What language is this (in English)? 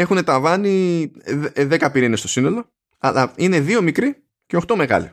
Greek